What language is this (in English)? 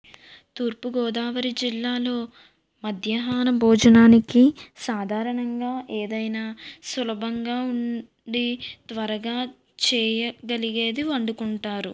Telugu